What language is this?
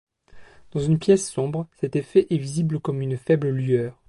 French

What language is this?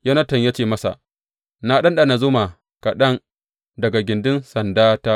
Hausa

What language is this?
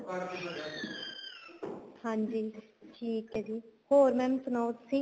Punjabi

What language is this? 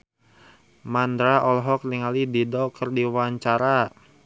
Sundanese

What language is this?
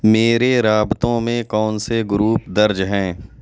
Urdu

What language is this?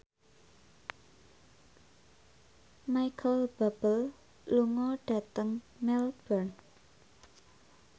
Javanese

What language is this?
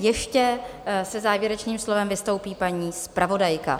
Czech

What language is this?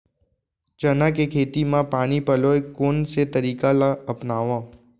Chhattisgarhi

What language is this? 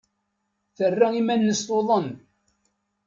Kabyle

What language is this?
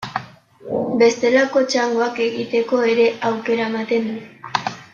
Basque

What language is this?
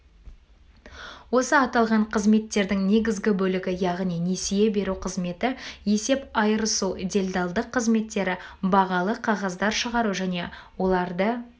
Kazakh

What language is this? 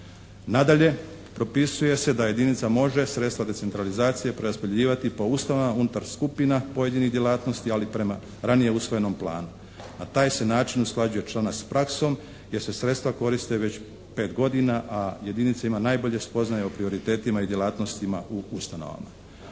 Croatian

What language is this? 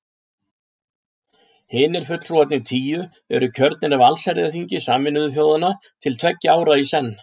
Icelandic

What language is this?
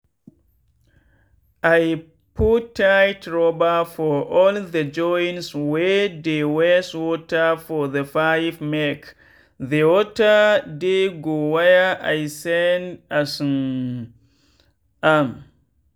Nigerian Pidgin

